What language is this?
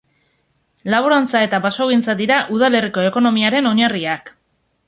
Basque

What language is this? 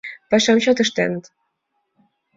Mari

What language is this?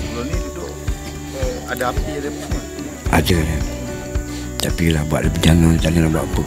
Malay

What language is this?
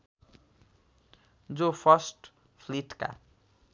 Nepali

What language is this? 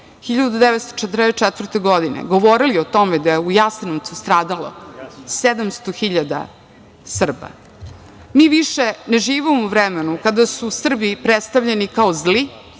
Serbian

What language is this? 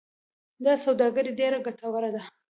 Pashto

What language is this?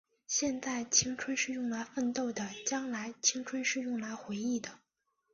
Chinese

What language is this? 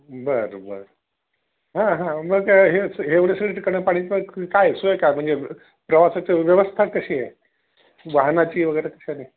Marathi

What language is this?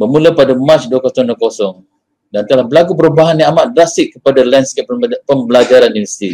Malay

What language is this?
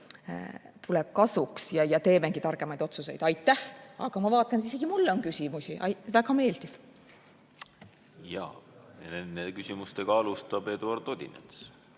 Estonian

